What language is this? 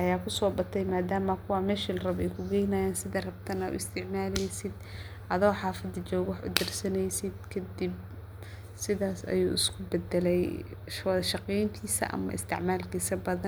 Somali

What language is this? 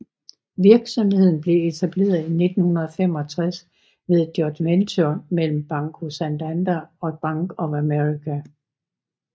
Danish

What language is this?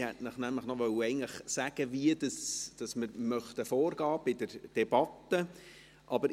Swiss German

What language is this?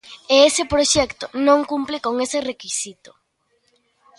Galician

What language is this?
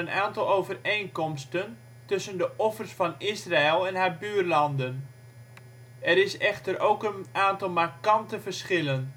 Dutch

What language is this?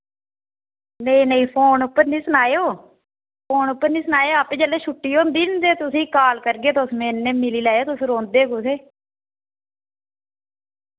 Dogri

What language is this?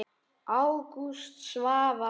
Icelandic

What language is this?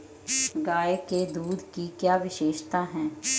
Hindi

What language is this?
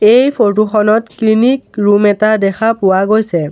Assamese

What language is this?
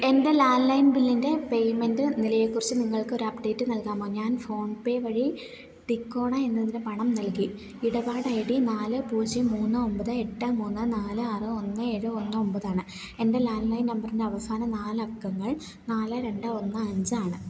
Malayalam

